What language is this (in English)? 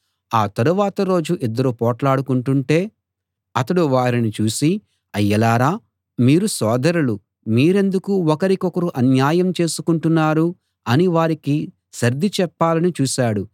Telugu